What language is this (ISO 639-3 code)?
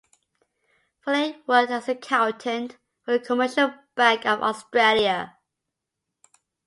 eng